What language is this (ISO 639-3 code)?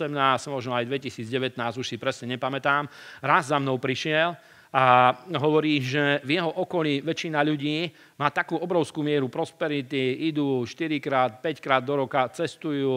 slk